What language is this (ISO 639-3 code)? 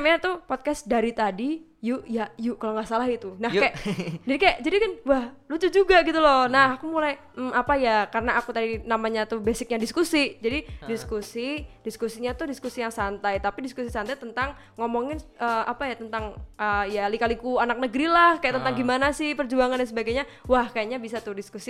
ind